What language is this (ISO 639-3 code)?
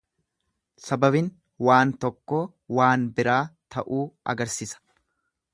orm